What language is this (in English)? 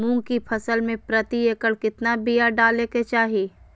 Magahi